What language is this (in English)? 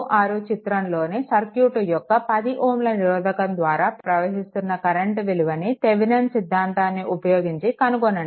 Telugu